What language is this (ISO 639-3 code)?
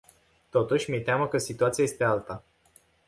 ron